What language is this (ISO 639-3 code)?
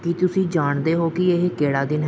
pan